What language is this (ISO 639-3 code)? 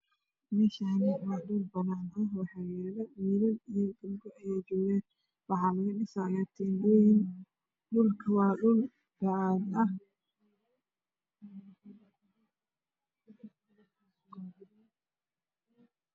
som